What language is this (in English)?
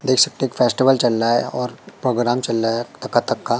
Hindi